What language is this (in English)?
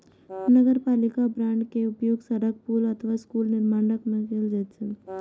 Maithili